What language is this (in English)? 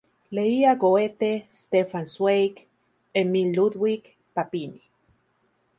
Spanish